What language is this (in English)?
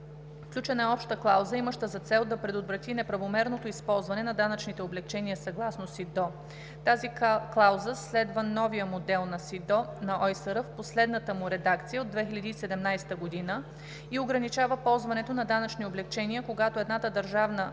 Bulgarian